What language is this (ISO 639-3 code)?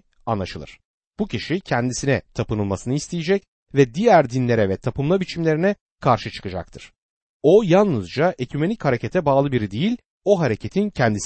tur